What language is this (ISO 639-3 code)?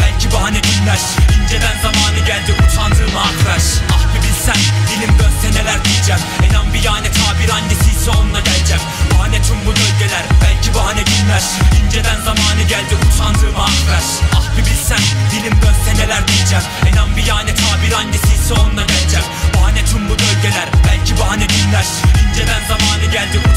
tur